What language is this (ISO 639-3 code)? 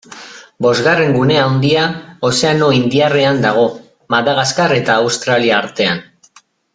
eus